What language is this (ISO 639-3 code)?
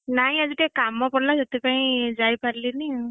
ori